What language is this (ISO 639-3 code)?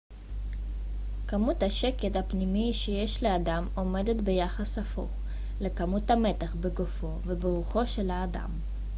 heb